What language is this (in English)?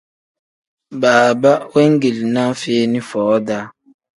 Tem